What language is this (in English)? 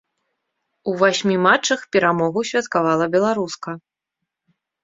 Belarusian